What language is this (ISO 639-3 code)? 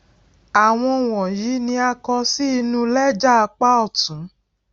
yor